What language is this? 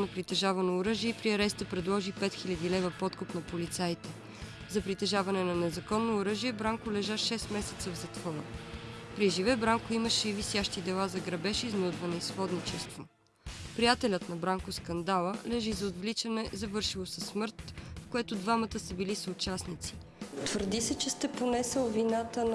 Bulgarian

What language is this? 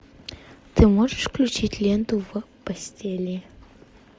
Russian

